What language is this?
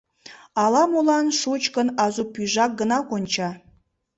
Mari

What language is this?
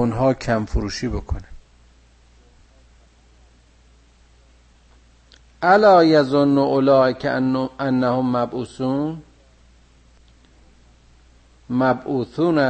Persian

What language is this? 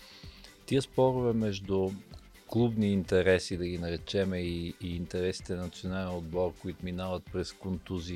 Bulgarian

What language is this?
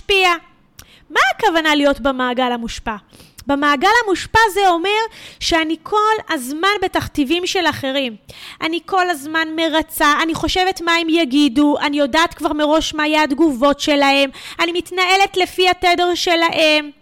Hebrew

